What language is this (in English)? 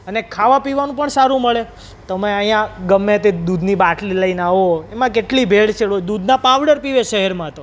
Gujarati